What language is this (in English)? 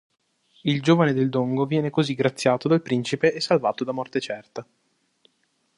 Italian